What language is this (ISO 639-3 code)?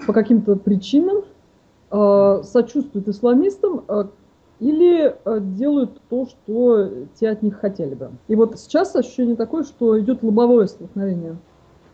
rus